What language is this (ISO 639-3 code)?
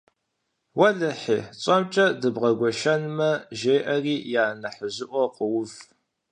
kbd